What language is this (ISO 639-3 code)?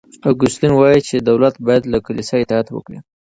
pus